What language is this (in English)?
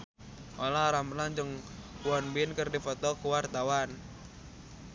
Sundanese